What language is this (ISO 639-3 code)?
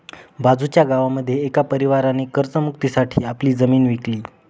mar